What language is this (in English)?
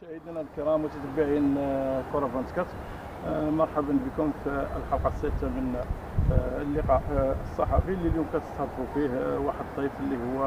Arabic